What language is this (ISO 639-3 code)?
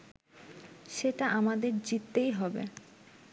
ben